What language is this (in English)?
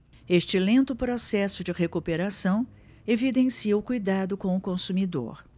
Portuguese